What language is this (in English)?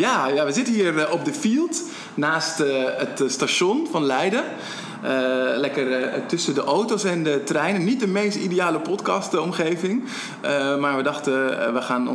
Dutch